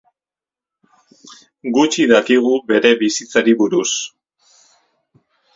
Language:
Basque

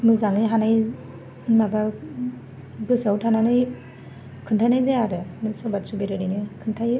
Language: Bodo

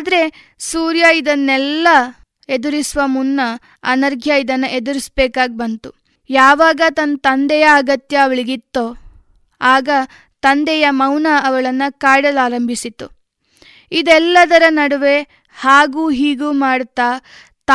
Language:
Kannada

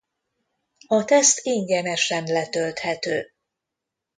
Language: Hungarian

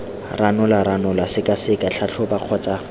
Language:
Tswana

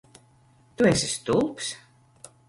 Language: Latvian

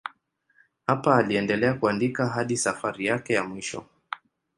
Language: Swahili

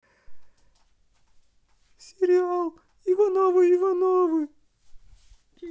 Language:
Russian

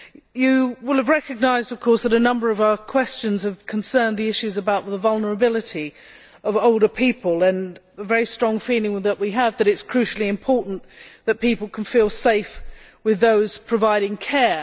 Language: English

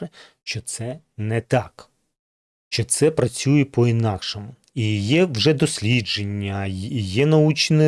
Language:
Ukrainian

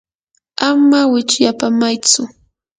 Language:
Yanahuanca Pasco Quechua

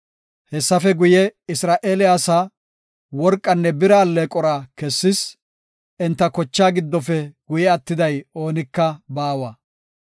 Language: Gofa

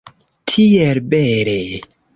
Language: Esperanto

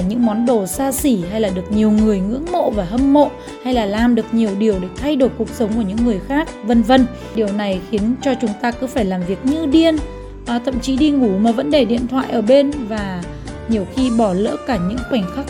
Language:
Vietnamese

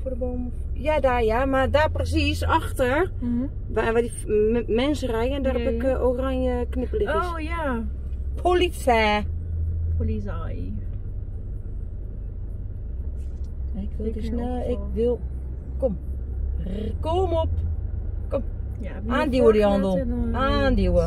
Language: Dutch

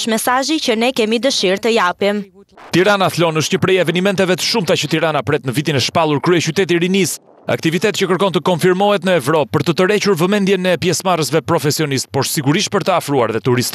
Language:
Romanian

